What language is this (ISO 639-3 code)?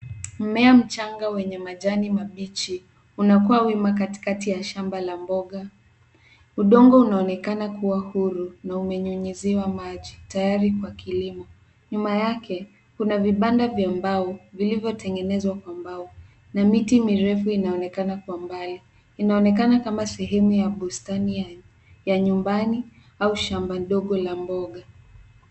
swa